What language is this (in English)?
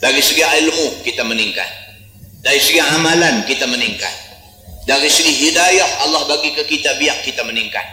Malay